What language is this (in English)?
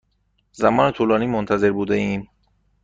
Persian